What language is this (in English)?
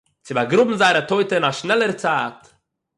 Yiddish